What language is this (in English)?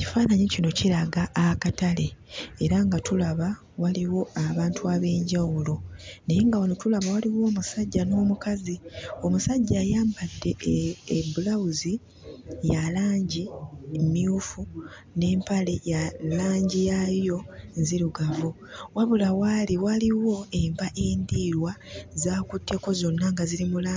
Ganda